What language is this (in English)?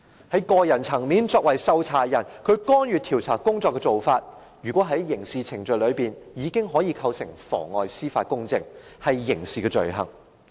Cantonese